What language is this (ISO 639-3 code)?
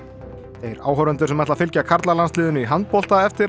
isl